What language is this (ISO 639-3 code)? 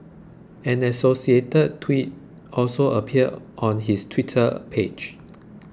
eng